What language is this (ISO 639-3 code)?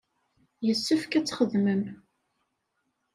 kab